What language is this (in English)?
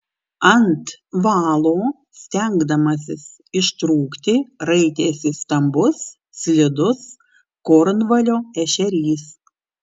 Lithuanian